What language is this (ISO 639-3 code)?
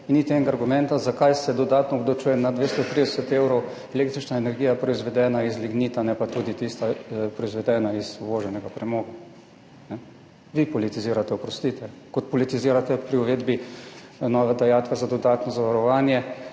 slv